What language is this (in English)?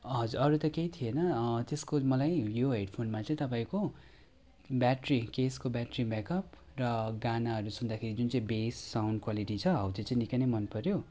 Nepali